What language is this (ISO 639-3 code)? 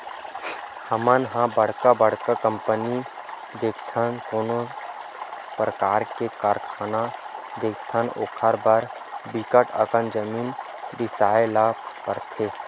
hne